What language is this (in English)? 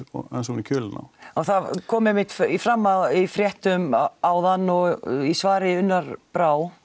Icelandic